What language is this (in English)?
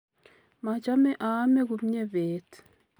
Kalenjin